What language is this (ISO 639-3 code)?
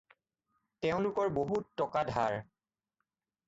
asm